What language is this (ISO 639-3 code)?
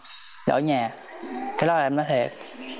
vie